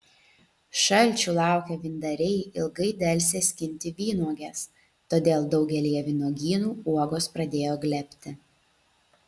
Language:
Lithuanian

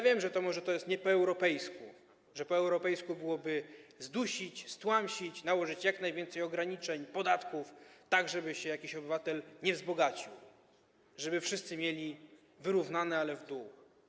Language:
Polish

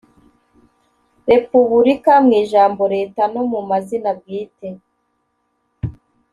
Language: Kinyarwanda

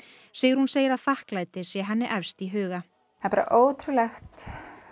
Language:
Icelandic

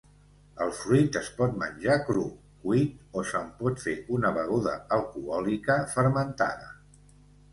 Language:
Catalan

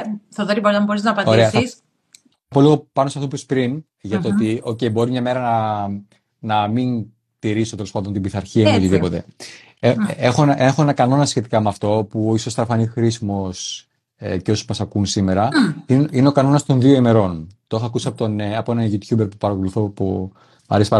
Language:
Greek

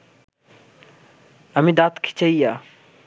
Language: Bangla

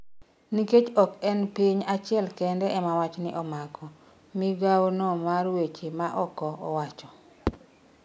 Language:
Luo (Kenya and Tanzania)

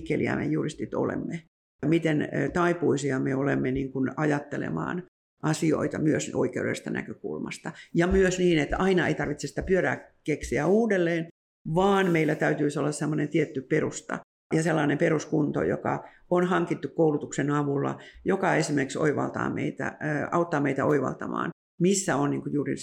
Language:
Finnish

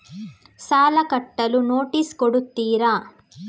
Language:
Kannada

